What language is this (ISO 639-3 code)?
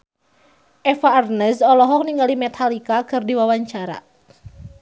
sun